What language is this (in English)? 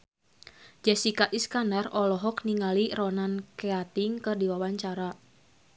Sundanese